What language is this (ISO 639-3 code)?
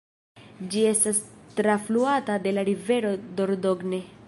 epo